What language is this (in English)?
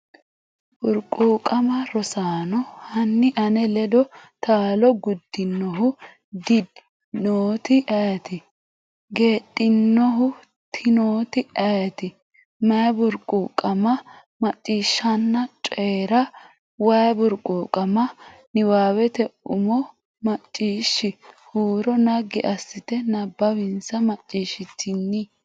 Sidamo